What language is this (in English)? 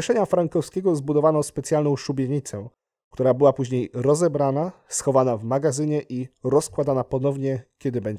Polish